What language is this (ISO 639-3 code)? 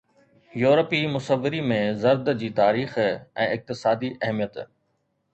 snd